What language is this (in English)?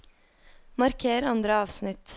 Norwegian